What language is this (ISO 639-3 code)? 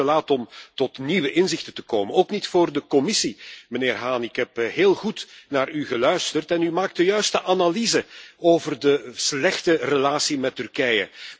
nld